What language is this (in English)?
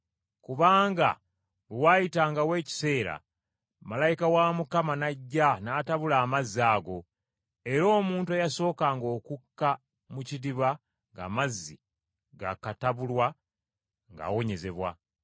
Ganda